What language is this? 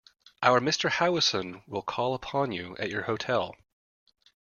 English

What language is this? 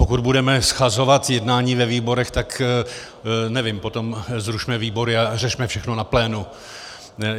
Czech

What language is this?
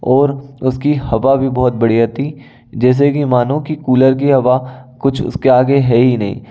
Hindi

